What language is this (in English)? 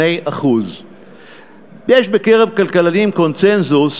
Hebrew